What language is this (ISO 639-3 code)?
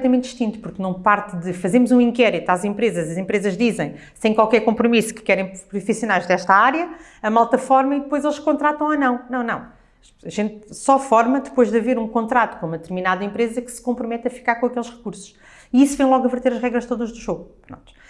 por